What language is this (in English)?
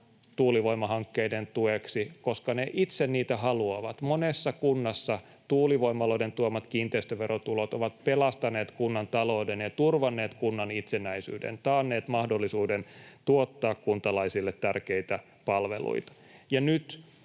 Finnish